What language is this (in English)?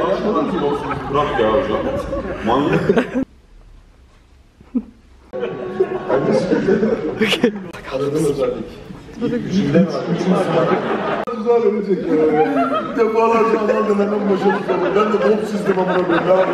Turkish